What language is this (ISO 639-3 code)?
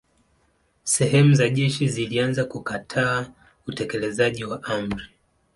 swa